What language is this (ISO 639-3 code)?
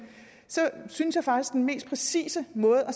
dan